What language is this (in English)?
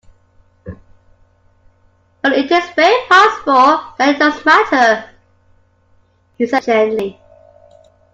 English